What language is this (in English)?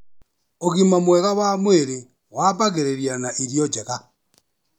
Kikuyu